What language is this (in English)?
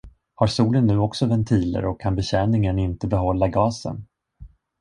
Swedish